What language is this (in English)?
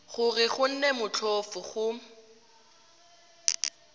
Tswana